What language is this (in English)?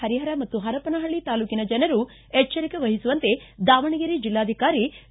Kannada